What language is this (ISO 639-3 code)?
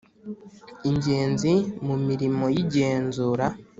kin